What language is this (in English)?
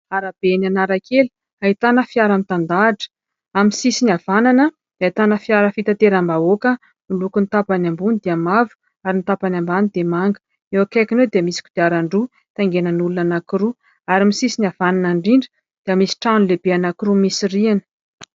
Malagasy